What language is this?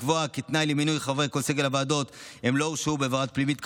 Hebrew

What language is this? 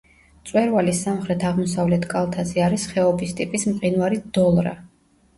Georgian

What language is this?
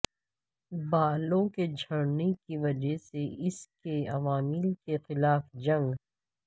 Urdu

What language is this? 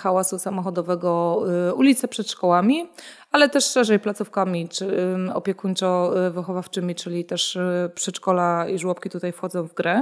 Polish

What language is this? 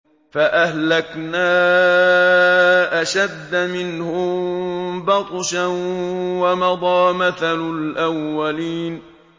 Arabic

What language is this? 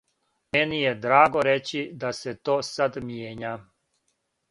Serbian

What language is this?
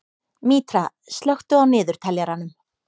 Icelandic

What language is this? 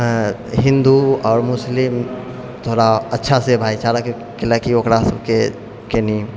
Maithili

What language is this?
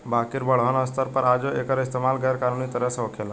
Bhojpuri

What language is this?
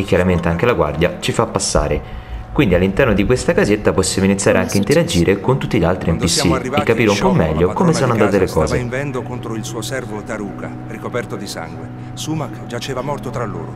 Italian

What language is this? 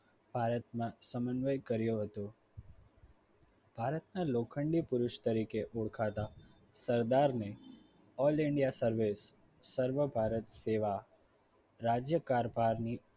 Gujarati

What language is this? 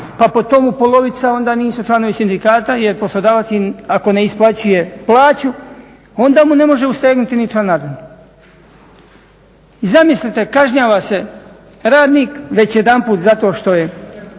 Croatian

